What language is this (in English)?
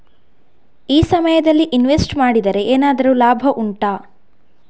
Kannada